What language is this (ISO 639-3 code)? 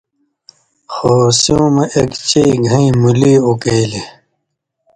mvy